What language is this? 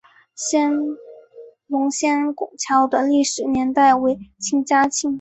Chinese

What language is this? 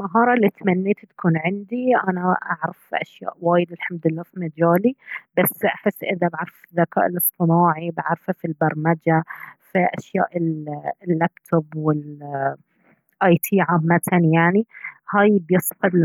Baharna Arabic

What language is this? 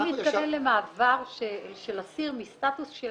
Hebrew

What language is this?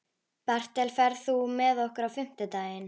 Icelandic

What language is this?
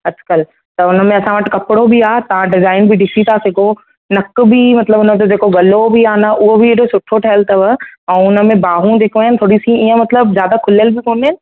Sindhi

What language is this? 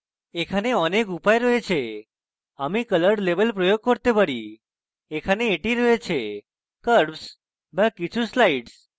Bangla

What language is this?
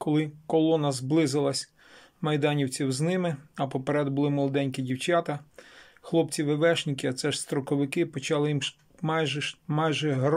Ukrainian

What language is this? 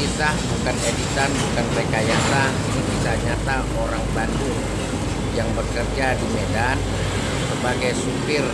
Indonesian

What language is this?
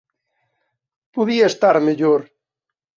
Galician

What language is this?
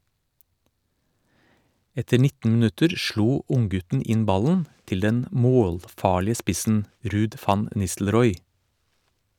Norwegian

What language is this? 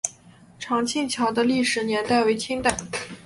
Chinese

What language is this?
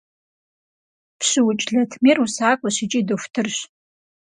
Kabardian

